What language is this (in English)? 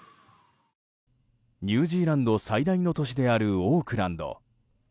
Japanese